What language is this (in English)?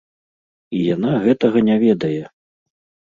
Belarusian